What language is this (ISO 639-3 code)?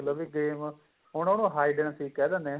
pan